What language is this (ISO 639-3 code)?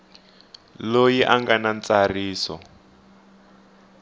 tso